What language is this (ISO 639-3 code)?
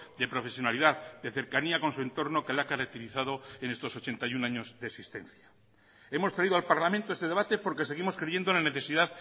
spa